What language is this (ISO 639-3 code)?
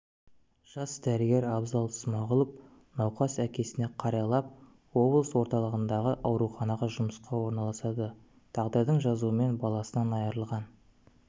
kaz